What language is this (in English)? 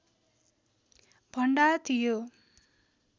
Nepali